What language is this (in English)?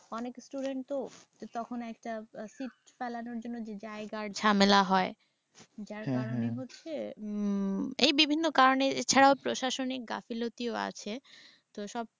Bangla